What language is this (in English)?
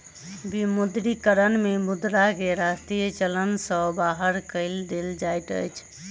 Maithili